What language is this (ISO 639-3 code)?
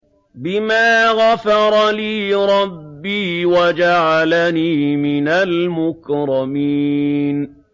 ara